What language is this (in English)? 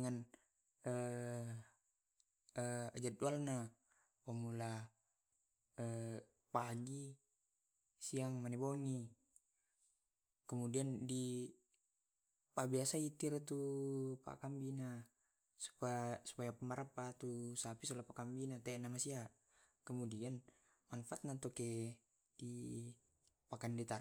Tae'